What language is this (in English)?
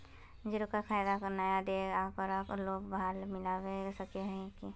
Magahi